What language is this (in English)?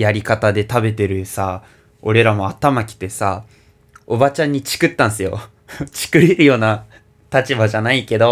Japanese